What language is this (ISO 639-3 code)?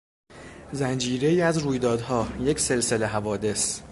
fas